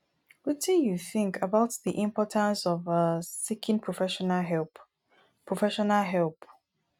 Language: Nigerian Pidgin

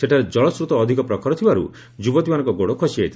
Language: Odia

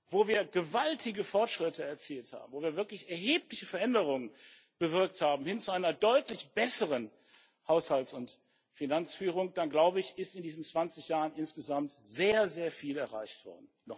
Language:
German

